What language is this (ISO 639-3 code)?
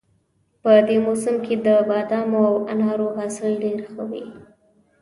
pus